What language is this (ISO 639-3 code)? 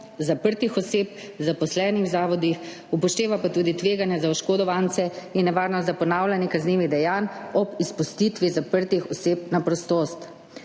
slv